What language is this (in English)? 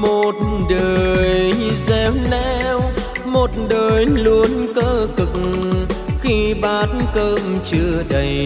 Vietnamese